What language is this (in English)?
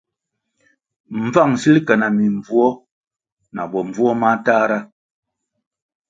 Kwasio